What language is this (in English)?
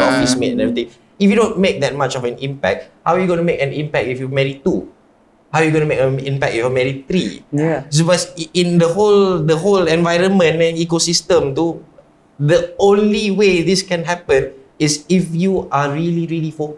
Malay